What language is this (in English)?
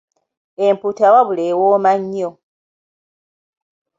Ganda